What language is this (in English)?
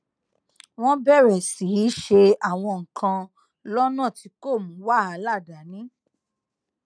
Yoruba